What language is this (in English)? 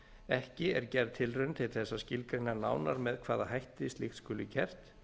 Icelandic